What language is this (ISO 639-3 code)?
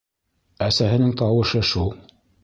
bak